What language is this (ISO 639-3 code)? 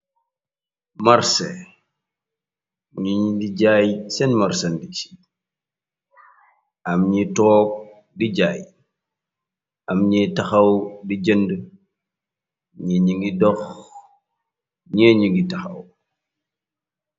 wol